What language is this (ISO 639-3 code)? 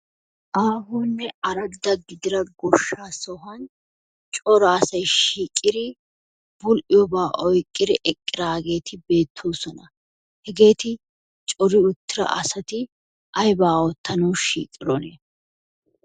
wal